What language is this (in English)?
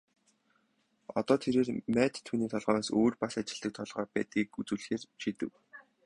Mongolian